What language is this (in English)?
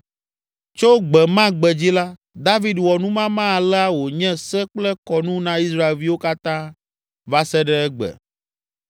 Ewe